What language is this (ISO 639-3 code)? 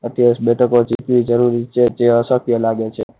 guj